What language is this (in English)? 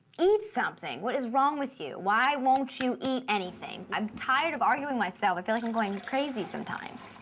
English